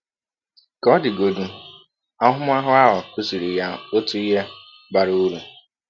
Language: Igbo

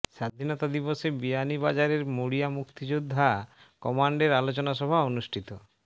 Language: Bangla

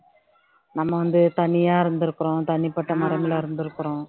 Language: Tamil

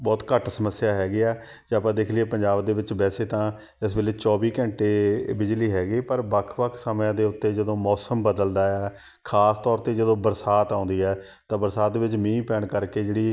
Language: Punjabi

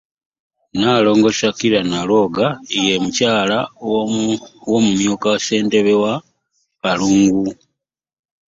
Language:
Ganda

